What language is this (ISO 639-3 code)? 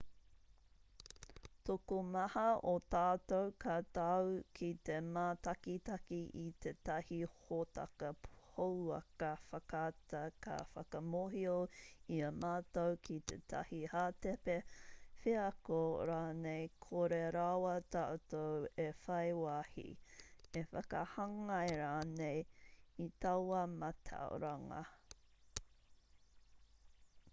mri